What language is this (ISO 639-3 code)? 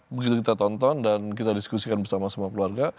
ind